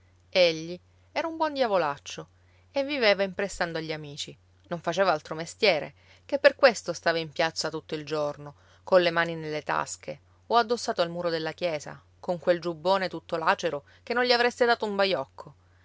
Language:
Italian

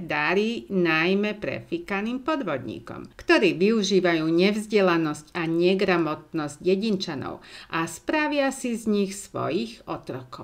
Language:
Slovak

